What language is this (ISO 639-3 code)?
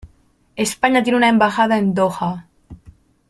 spa